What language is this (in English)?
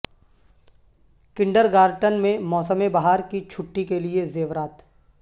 Urdu